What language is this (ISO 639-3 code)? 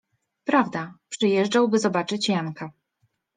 pol